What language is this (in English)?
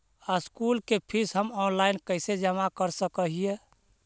Magahi